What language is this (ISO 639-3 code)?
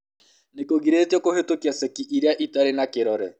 kik